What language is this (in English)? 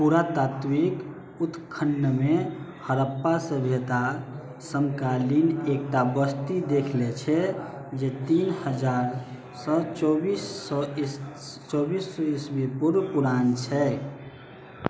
Maithili